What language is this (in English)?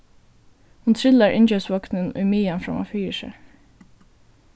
Faroese